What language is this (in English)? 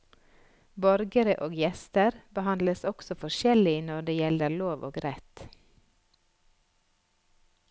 Norwegian